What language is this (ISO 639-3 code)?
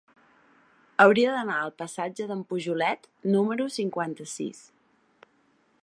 cat